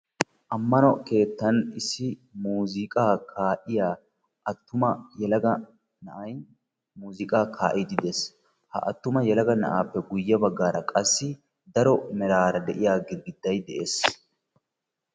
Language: Wolaytta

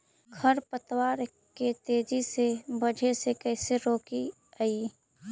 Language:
Magahi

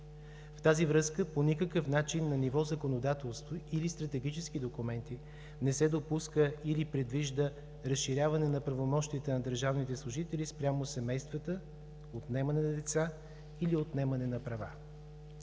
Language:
Bulgarian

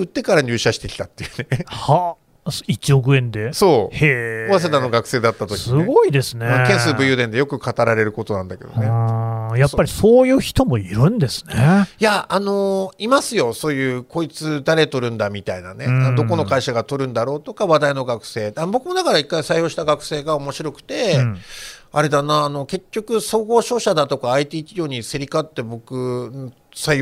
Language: Japanese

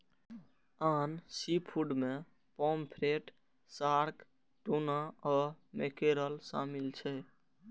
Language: Maithili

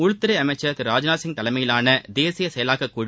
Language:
Tamil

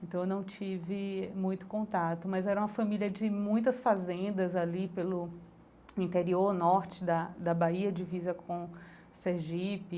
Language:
Portuguese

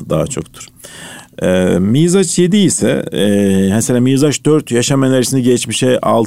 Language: Turkish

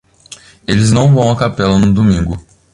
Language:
Portuguese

